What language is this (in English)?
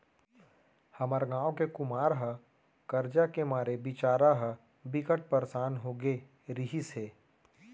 Chhattisgarhi